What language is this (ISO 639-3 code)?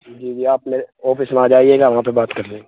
urd